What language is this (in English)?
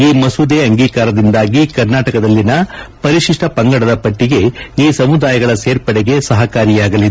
Kannada